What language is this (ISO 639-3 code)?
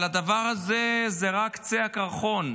heb